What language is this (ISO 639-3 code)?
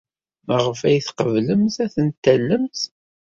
kab